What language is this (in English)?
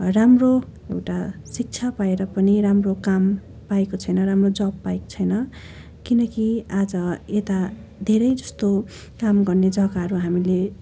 Nepali